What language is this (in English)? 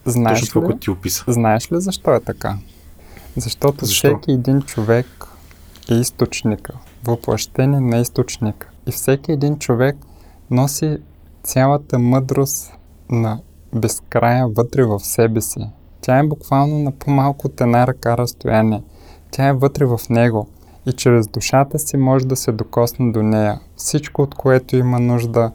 Bulgarian